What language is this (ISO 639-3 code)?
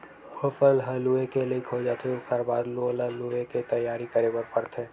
hne